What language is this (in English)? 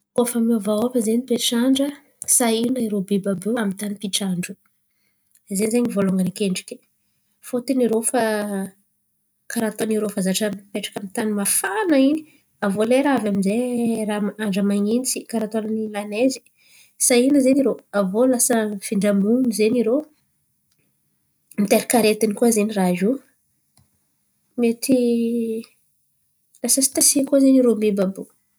Antankarana Malagasy